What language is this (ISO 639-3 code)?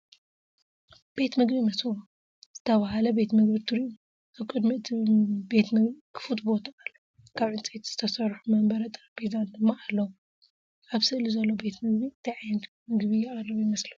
tir